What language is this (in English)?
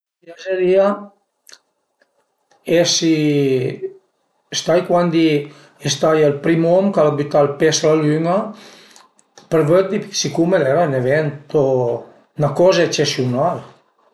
Piedmontese